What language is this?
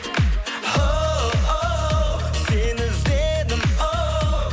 Kazakh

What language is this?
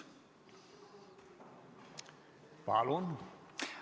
Estonian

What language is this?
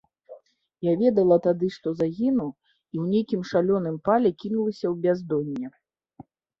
Belarusian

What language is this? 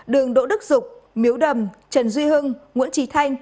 Vietnamese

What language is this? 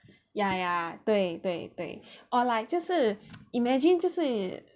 English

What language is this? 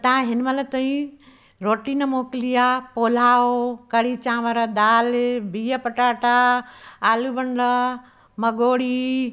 Sindhi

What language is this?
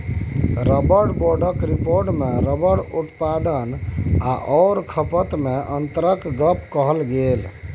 Maithili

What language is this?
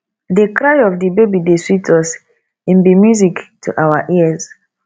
Nigerian Pidgin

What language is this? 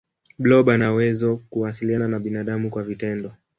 Swahili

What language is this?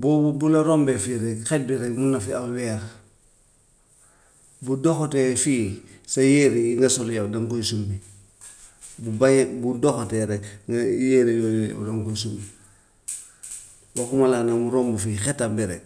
Gambian Wolof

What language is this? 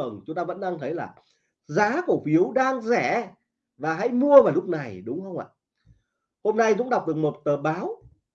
Vietnamese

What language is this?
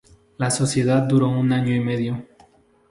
Spanish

